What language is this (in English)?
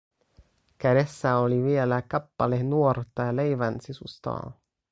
Finnish